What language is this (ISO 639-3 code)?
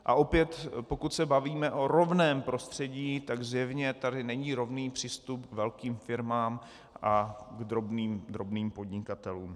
ces